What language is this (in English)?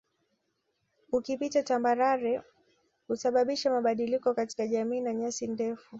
Swahili